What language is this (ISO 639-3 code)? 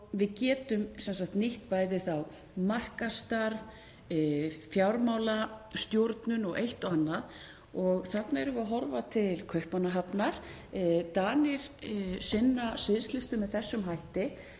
isl